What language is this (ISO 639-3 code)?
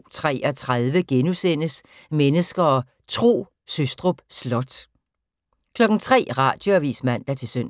dan